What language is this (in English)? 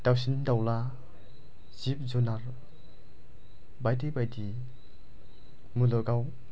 Bodo